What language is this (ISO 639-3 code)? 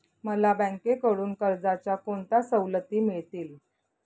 mar